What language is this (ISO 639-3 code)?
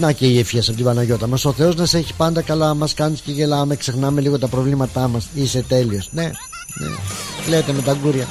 ell